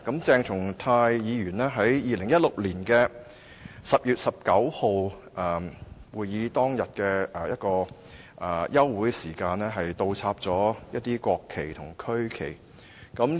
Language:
Cantonese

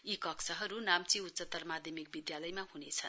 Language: Nepali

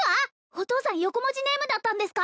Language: Japanese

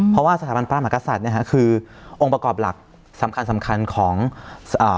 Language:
Thai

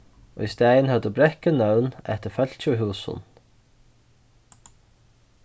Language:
Faroese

